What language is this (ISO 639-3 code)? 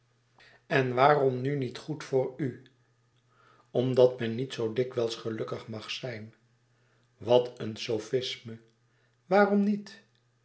nld